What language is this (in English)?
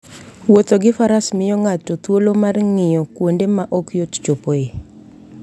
Luo (Kenya and Tanzania)